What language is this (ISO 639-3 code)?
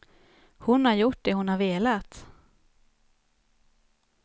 swe